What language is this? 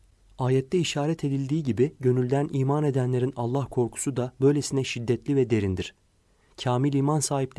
Turkish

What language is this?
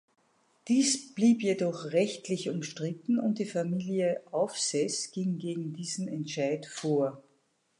German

